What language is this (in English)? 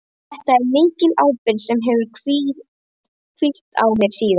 Icelandic